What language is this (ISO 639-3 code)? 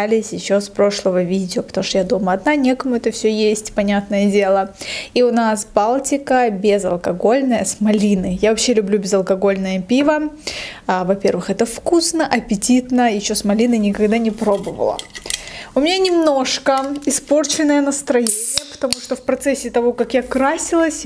rus